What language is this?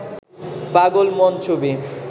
Bangla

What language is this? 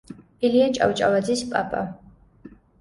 Georgian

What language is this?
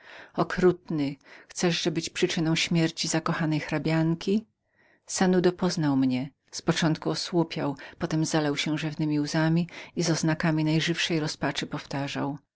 Polish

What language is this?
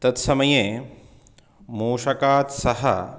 Sanskrit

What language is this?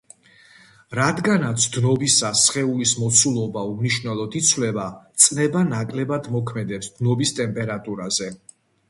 Georgian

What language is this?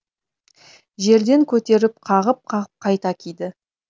Kazakh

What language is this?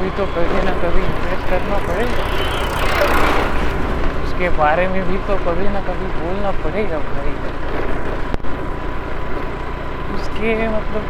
Marathi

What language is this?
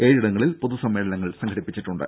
Malayalam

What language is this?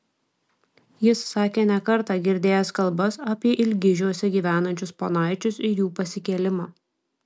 Lithuanian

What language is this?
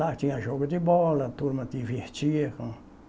Portuguese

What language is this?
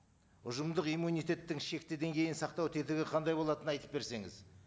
Kazakh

